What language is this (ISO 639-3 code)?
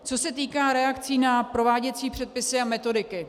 ces